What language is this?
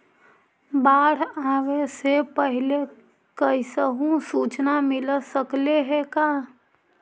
Magahi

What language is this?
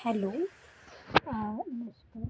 Marathi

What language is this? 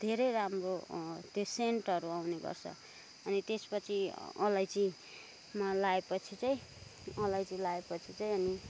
Nepali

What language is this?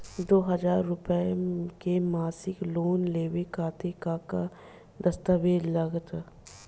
Bhojpuri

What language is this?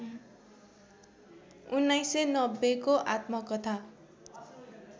Nepali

